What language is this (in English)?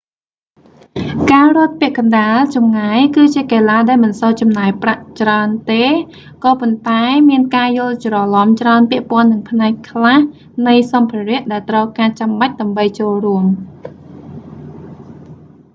Khmer